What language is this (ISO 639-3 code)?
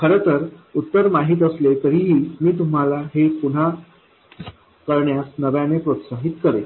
mar